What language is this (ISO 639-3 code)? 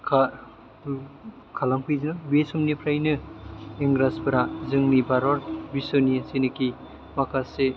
brx